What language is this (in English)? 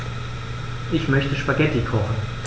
German